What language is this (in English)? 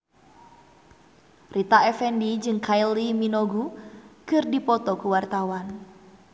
Sundanese